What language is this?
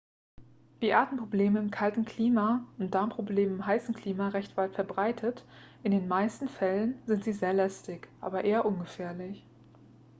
German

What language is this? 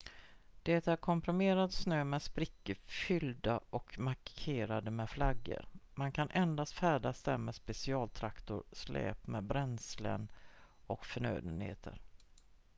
Swedish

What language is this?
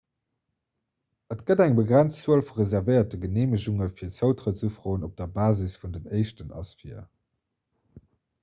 Luxembourgish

